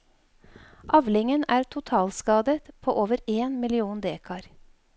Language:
Norwegian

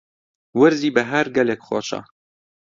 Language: Central Kurdish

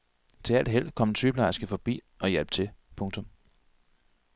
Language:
Danish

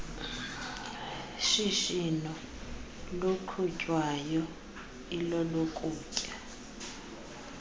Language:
Xhosa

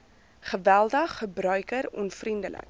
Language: Afrikaans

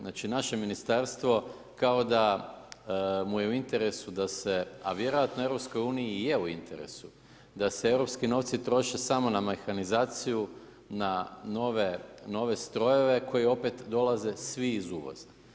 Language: Croatian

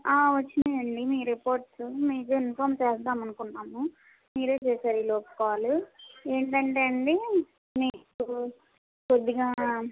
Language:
Telugu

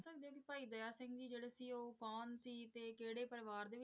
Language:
Punjabi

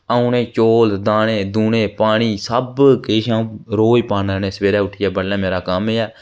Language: Dogri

